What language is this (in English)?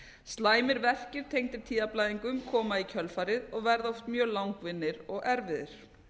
Icelandic